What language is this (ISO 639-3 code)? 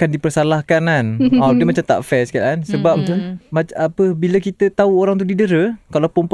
msa